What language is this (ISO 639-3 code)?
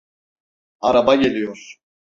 tur